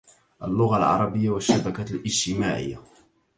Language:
Arabic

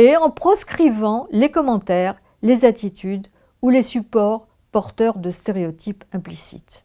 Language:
French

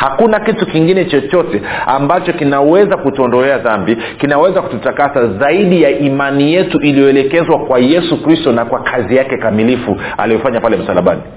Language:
Swahili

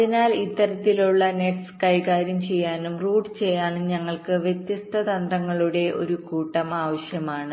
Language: Malayalam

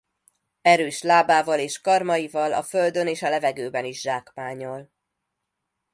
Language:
Hungarian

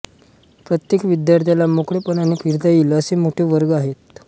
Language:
Marathi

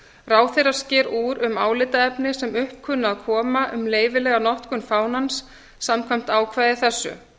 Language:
Icelandic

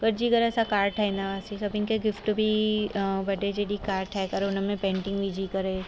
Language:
Sindhi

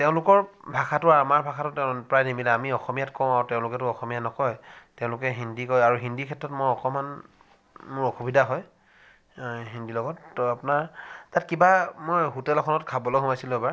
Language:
Assamese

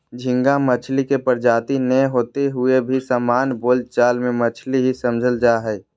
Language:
Magahi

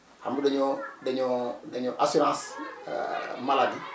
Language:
Wolof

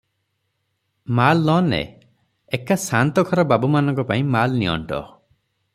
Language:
Odia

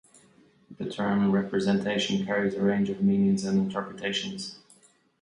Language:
English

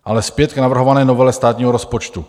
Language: Czech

